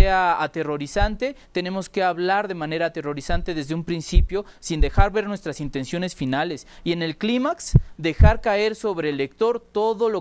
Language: Spanish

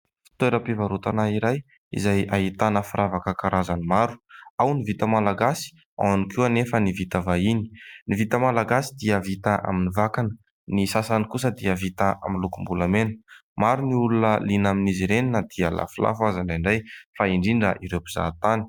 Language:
Malagasy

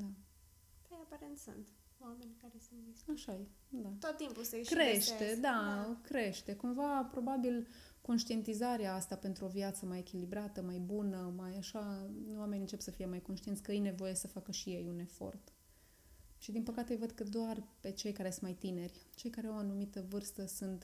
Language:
Romanian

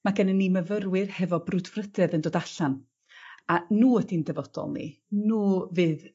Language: Welsh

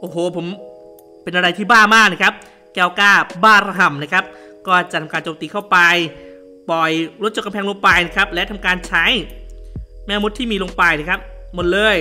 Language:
Thai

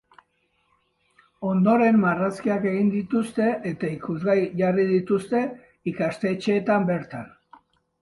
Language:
Basque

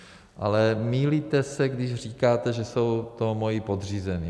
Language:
Czech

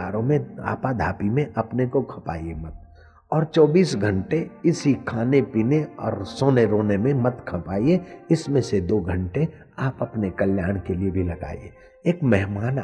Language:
Hindi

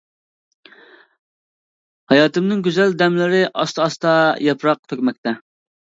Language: Uyghur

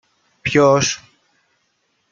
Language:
Greek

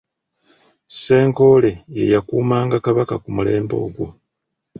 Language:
Ganda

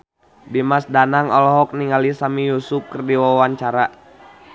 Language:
Sundanese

